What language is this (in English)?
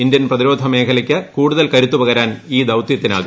Malayalam